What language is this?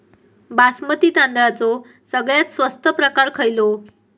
Marathi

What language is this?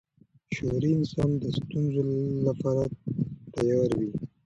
Pashto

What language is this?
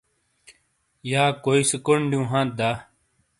Shina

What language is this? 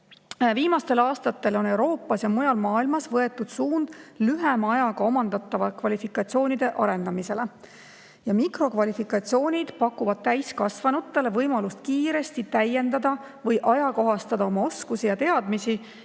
Estonian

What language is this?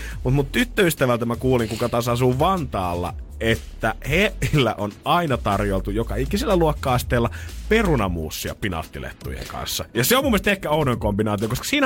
Finnish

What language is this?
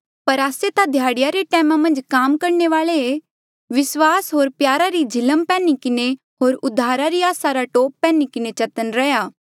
Mandeali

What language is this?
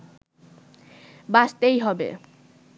Bangla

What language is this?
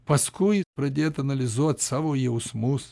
Lithuanian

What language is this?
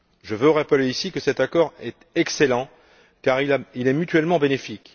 French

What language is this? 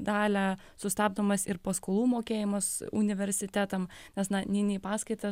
Lithuanian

